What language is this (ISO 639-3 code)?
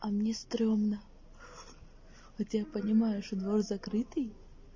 rus